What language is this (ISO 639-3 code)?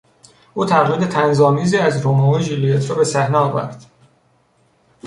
fas